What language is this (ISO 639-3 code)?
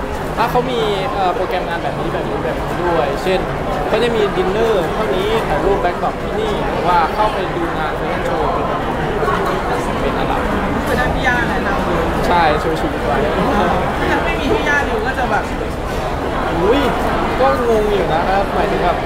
tha